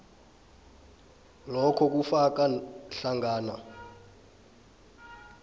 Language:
South Ndebele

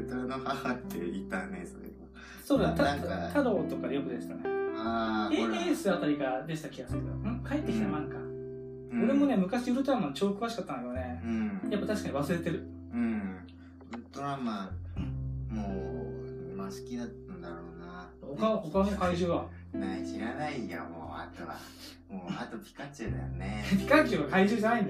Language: Japanese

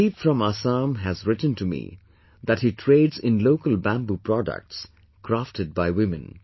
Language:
English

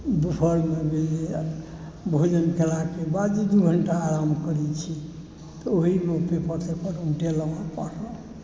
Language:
Maithili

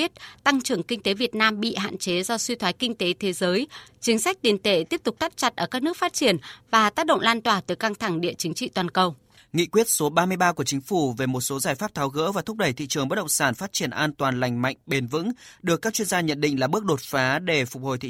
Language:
Vietnamese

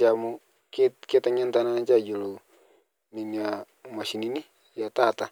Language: Masai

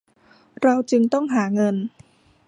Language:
Thai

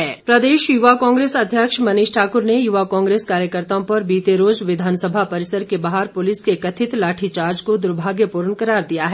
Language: Hindi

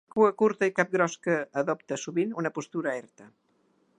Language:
Catalan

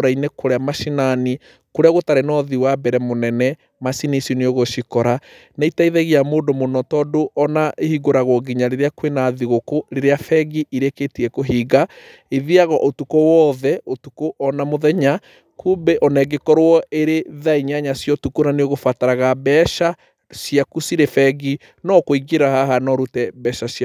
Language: Kikuyu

